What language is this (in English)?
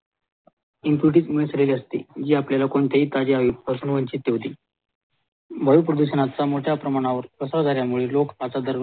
Marathi